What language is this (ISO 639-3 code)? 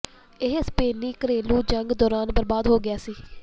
pan